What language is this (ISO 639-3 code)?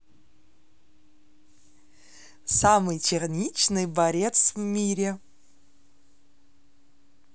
rus